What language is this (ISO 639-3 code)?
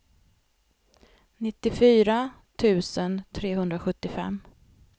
swe